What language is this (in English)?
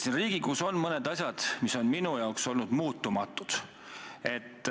Estonian